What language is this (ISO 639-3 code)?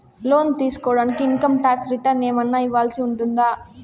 tel